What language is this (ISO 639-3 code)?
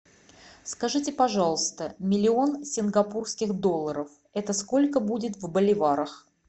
rus